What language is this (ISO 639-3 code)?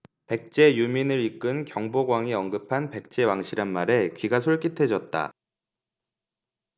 kor